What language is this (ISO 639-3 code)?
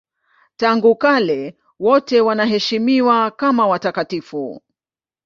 swa